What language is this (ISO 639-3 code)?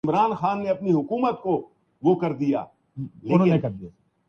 urd